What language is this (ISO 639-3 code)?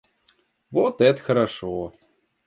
rus